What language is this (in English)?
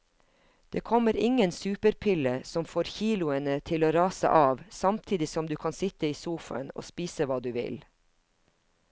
Norwegian